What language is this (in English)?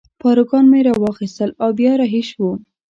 Pashto